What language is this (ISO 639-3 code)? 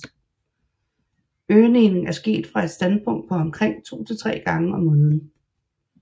dan